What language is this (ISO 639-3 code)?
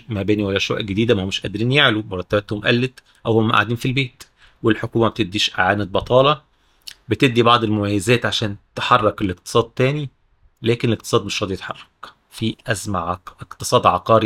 ara